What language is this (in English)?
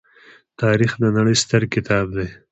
Pashto